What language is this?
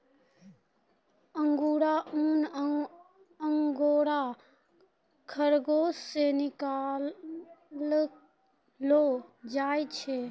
Maithili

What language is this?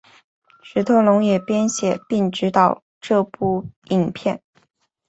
Chinese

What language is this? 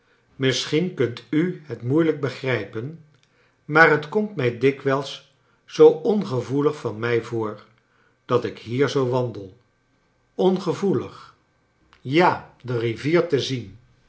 Dutch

